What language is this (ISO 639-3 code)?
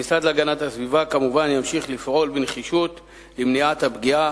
heb